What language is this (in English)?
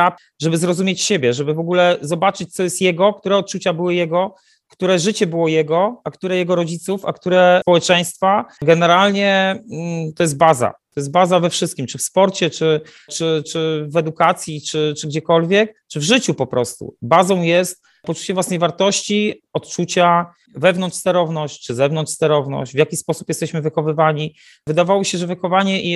Polish